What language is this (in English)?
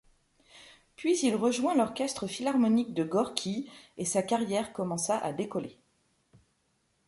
French